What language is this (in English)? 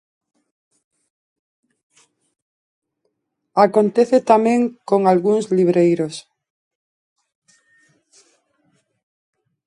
Galician